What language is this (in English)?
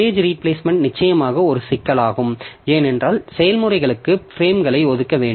Tamil